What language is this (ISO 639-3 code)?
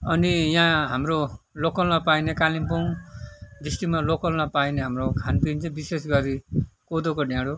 nep